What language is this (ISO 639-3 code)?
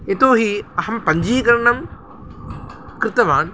san